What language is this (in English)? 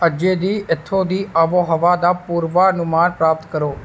Dogri